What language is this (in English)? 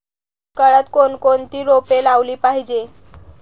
Marathi